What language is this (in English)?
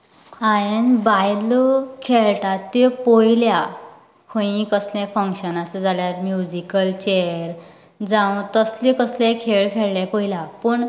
Konkani